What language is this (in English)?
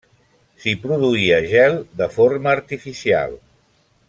Catalan